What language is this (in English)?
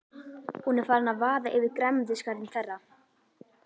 Icelandic